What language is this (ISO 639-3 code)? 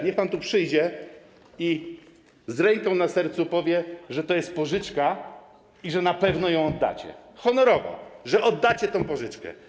pol